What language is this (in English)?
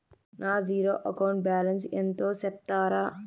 Telugu